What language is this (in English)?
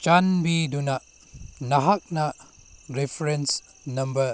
Manipuri